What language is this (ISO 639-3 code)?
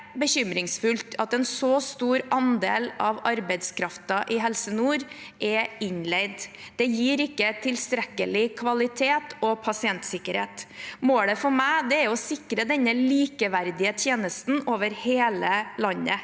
nor